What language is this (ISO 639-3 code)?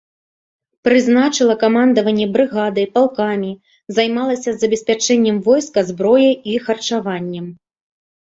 bel